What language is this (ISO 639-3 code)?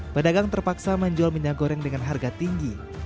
ind